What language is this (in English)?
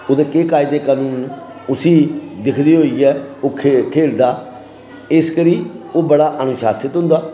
Dogri